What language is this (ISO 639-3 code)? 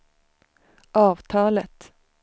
swe